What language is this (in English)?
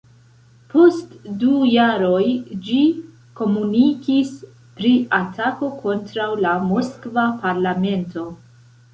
Esperanto